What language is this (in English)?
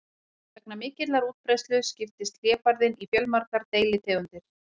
Icelandic